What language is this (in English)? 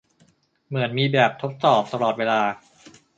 Thai